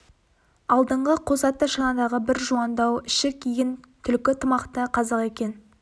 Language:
Kazakh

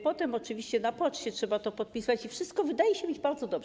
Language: Polish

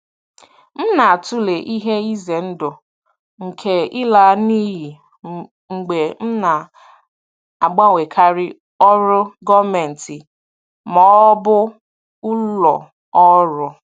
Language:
Igbo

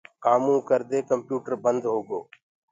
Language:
Gurgula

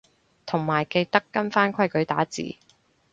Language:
Cantonese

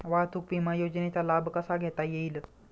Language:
Marathi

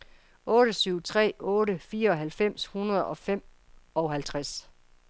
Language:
Danish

